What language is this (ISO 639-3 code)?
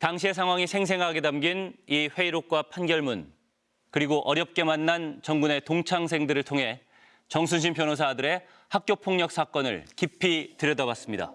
kor